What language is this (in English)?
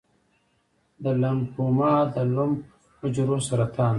Pashto